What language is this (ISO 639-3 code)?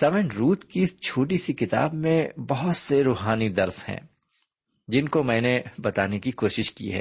urd